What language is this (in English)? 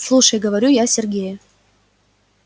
Russian